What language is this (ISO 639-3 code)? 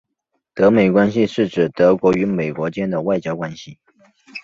zho